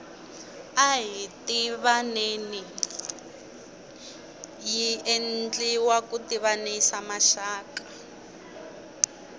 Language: Tsonga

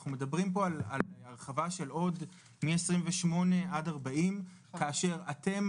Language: Hebrew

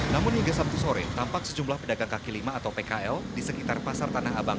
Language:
Indonesian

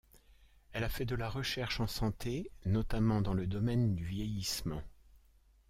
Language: French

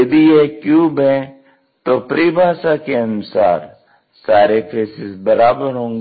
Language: Hindi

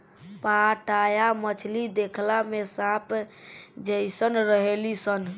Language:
Bhojpuri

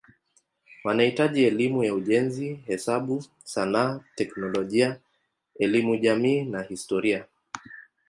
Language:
Swahili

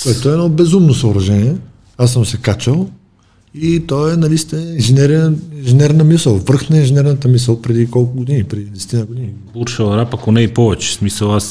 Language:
Bulgarian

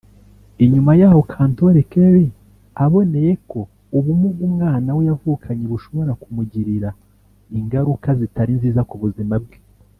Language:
Kinyarwanda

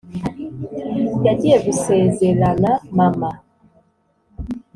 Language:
Kinyarwanda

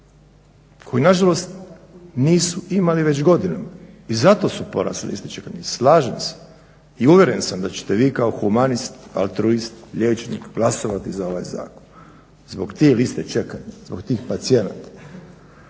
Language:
Croatian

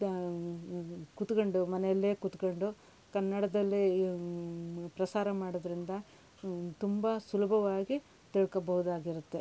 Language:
Kannada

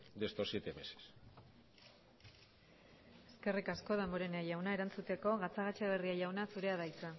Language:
Basque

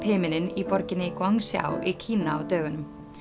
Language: Icelandic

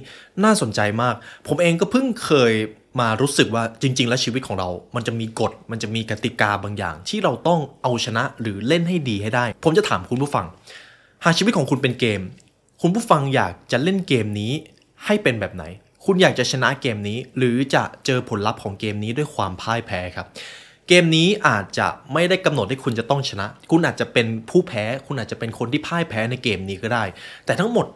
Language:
Thai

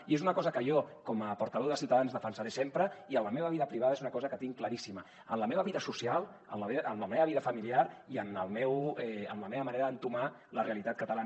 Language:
Catalan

